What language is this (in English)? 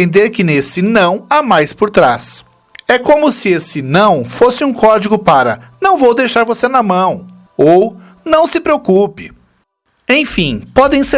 Portuguese